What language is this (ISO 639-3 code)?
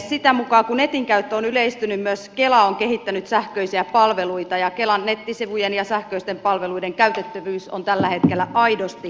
fin